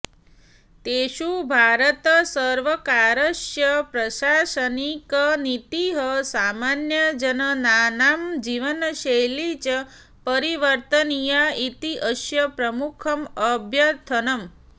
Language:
Sanskrit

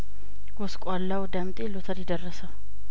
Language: Amharic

